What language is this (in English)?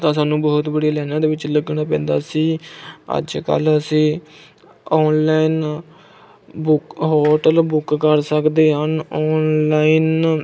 Punjabi